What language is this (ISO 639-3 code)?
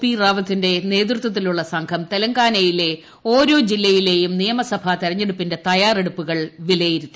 mal